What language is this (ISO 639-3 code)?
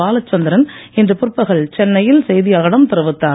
tam